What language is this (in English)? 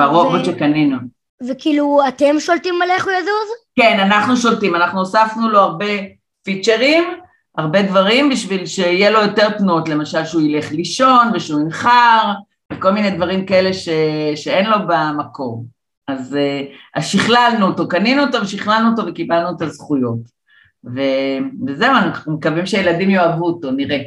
Hebrew